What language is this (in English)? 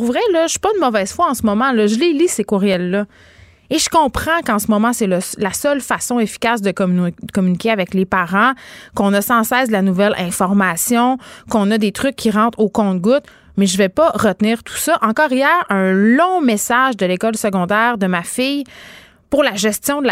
French